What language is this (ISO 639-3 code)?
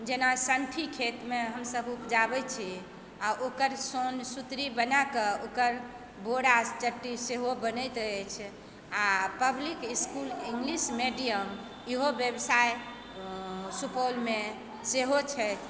mai